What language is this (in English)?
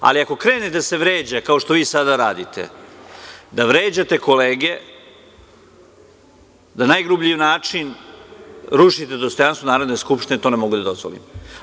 Serbian